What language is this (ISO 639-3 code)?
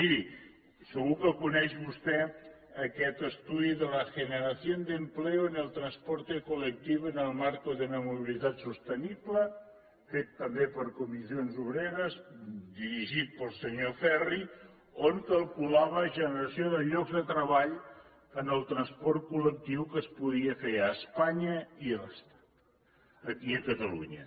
cat